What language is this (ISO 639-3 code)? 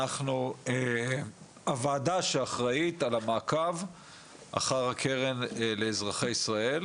heb